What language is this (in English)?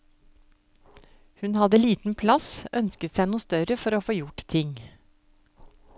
Norwegian